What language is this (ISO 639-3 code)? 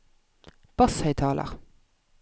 nor